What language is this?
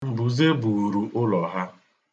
Igbo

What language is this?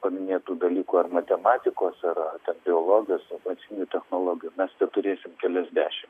Lithuanian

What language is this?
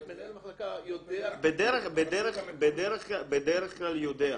Hebrew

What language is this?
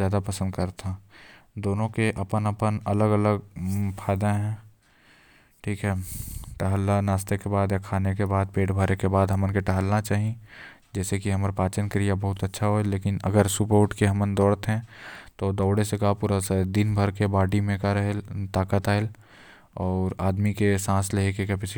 Korwa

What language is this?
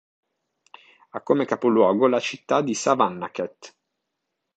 Italian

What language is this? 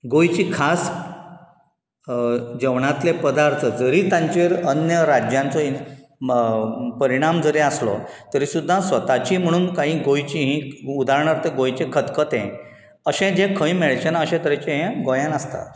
Konkani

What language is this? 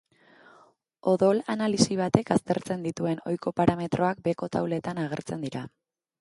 Basque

